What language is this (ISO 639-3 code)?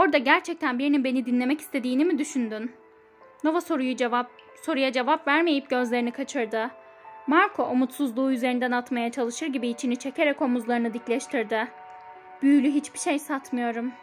tur